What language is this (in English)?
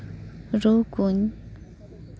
Santali